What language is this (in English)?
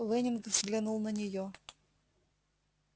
Russian